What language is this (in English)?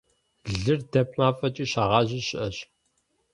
Kabardian